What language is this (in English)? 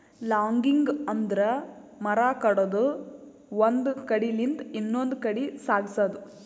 Kannada